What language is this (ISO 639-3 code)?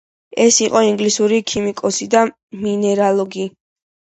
kat